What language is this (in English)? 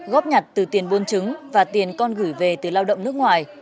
Vietnamese